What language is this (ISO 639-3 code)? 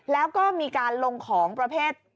tha